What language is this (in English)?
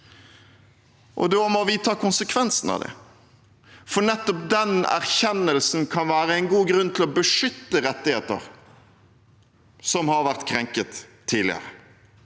Norwegian